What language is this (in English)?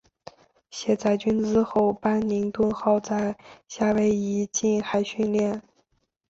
Chinese